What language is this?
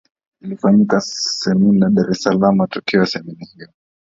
Swahili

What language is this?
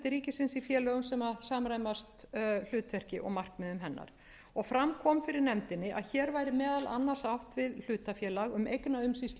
Icelandic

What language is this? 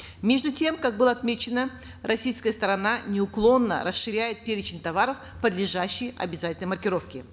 Kazakh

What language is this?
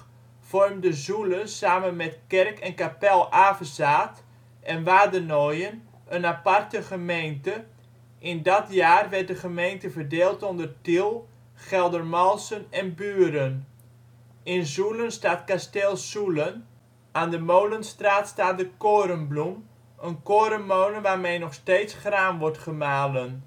Dutch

